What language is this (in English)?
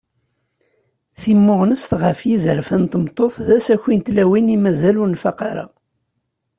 Kabyle